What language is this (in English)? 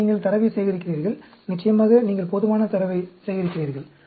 Tamil